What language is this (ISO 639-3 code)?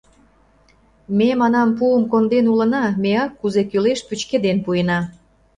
chm